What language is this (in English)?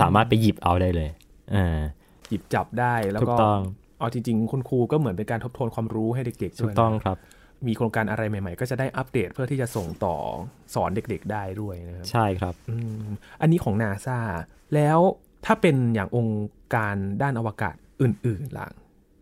Thai